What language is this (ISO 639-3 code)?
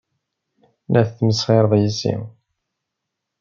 kab